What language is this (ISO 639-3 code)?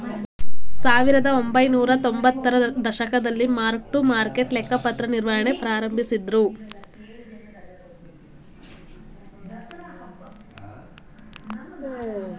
kan